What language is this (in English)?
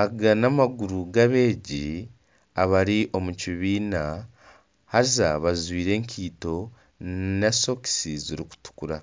Nyankole